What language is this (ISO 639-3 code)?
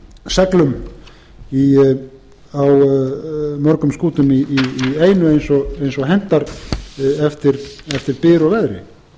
isl